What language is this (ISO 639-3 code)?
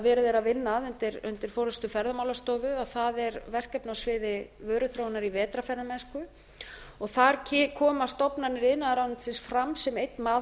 isl